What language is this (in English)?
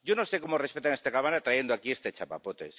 Spanish